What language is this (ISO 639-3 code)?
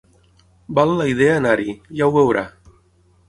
cat